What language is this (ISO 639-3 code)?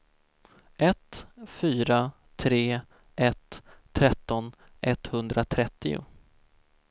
swe